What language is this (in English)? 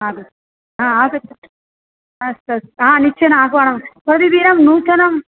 Sanskrit